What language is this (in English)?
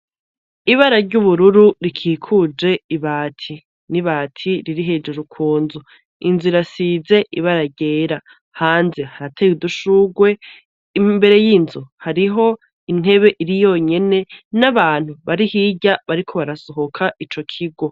Rundi